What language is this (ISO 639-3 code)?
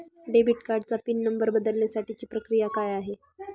mar